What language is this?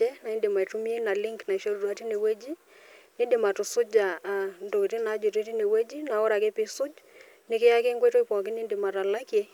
Masai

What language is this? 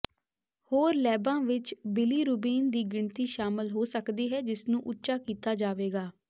Punjabi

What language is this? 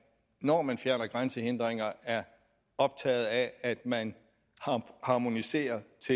Danish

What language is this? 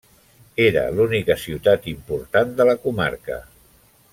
Catalan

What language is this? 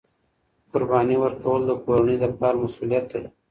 Pashto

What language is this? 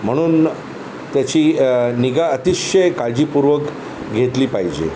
Marathi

